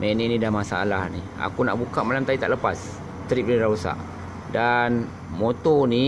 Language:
Malay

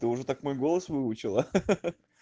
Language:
Russian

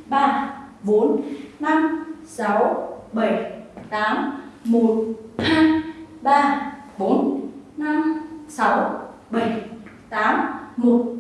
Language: Vietnamese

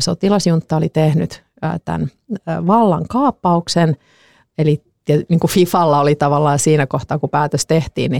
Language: Finnish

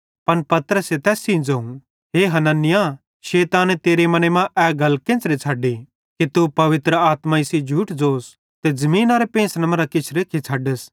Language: Bhadrawahi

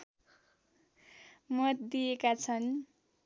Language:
Nepali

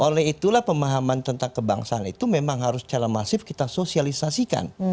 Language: Indonesian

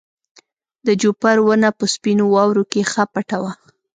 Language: Pashto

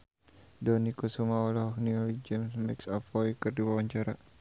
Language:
Sundanese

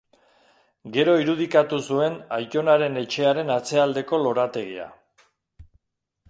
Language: Basque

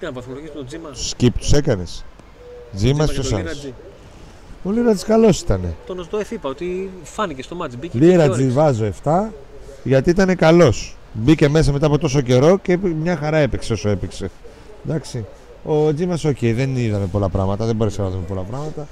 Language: Greek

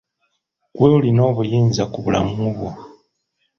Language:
Ganda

